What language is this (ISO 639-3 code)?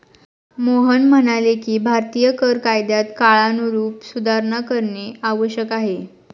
mar